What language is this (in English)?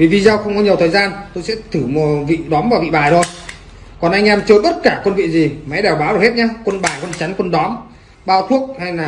Vietnamese